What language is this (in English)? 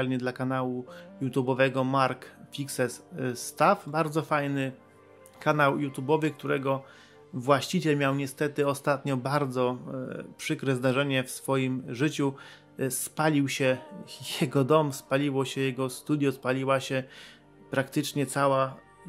Polish